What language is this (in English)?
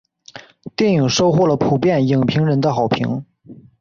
Chinese